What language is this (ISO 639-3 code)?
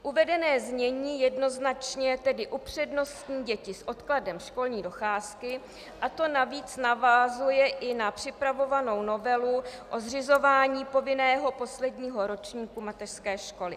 ces